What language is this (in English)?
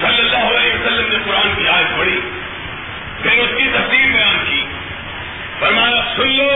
Urdu